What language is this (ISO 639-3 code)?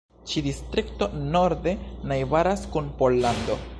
epo